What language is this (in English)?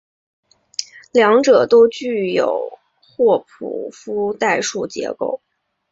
Chinese